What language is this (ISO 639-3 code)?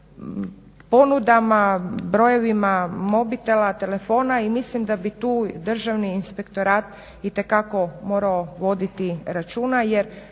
hrv